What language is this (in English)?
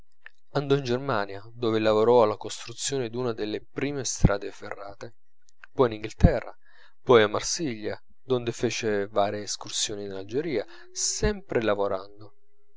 Italian